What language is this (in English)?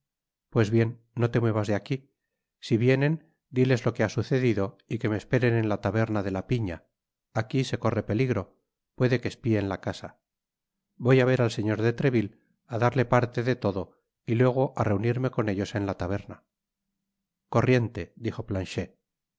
Spanish